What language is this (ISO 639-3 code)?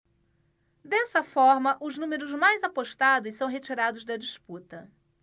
por